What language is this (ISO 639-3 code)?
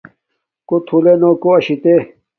dmk